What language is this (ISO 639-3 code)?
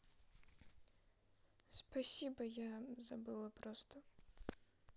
rus